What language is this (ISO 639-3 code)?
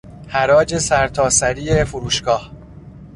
fas